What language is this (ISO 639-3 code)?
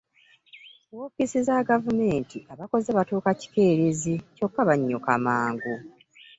lug